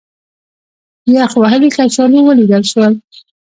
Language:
Pashto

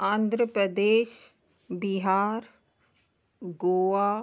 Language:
Sindhi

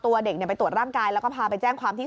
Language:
Thai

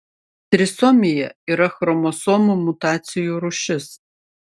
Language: Lithuanian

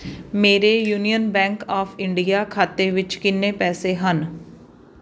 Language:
Punjabi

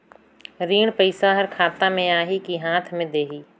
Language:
Chhattisgarhi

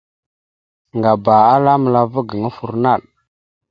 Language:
Mada (Cameroon)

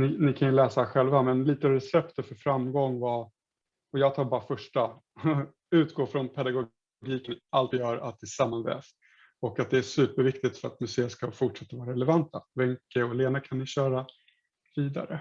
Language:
Swedish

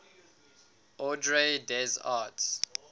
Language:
English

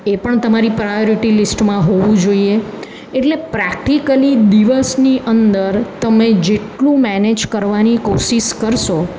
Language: Gujarati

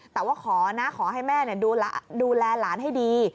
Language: Thai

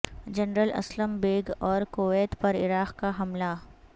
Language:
Urdu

